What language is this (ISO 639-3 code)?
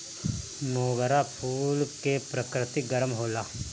bho